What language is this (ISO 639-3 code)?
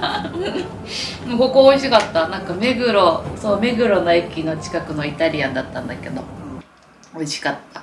jpn